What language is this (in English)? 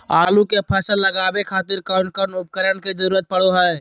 Magahi